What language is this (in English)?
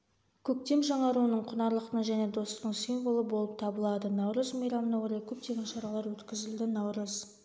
Kazakh